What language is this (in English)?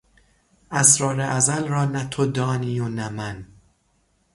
Persian